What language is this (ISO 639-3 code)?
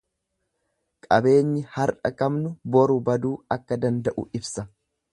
orm